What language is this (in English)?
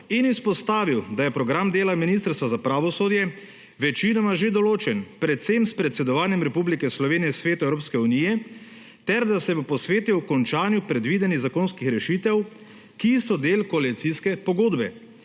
Slovenian